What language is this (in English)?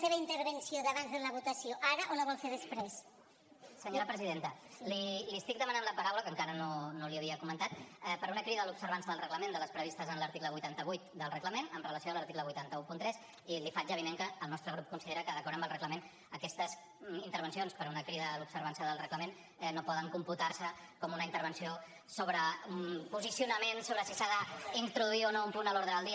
Catalan